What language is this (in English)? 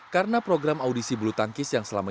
Indonesian